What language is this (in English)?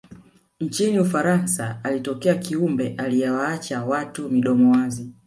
Swahili